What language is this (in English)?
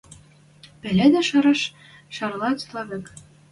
Western Mari